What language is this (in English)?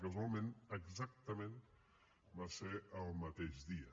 Catalan